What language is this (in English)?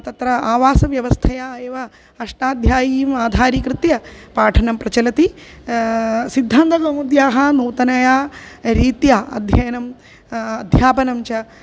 Sanskrit